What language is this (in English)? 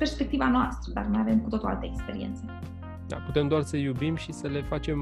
Romanian